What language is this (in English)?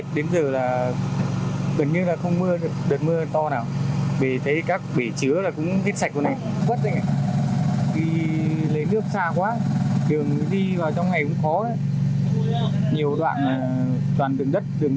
Vietnamese